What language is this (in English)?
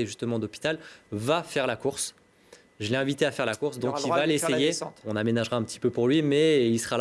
French